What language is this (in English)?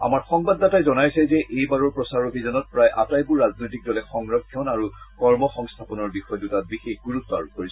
Assamese